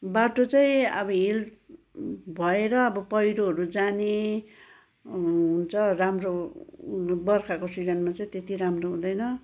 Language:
Nepali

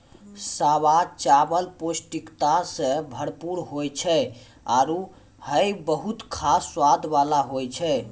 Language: Maithili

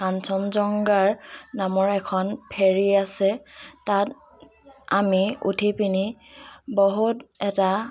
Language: Assamese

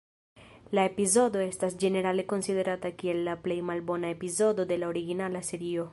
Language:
Esperanto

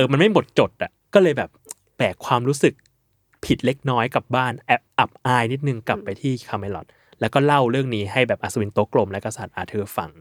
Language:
Thai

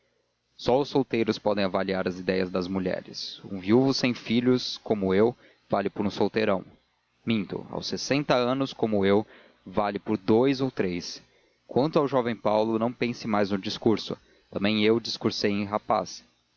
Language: Portuguese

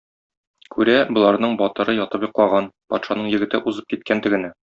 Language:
Tatar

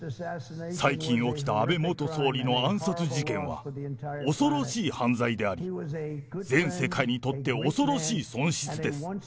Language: Japanese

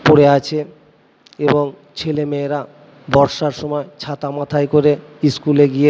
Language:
Bangla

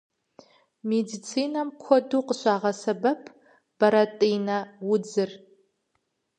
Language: Kabardian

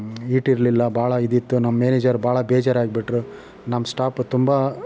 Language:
Kannada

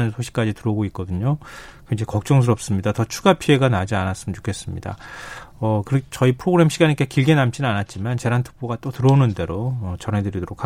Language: Korean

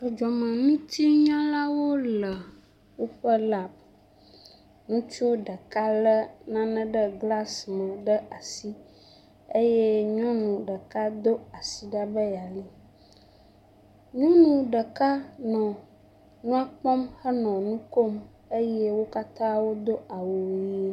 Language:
Ewe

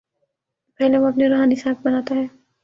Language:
Urdu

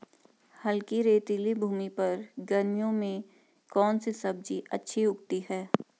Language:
Hindi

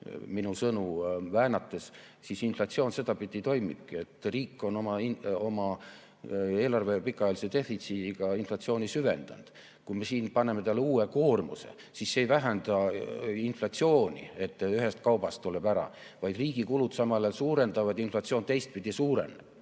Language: Estonian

